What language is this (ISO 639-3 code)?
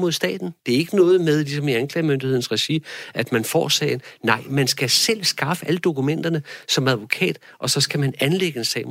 dan